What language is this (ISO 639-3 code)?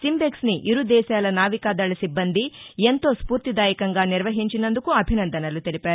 tel